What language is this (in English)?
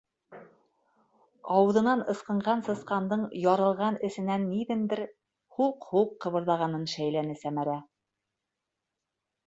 Bashkir